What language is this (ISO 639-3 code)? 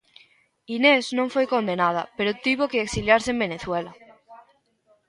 glg